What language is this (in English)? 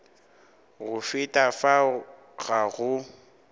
Northern Sotho